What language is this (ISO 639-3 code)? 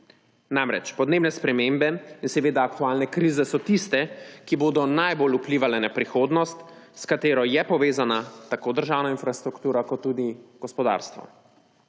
slv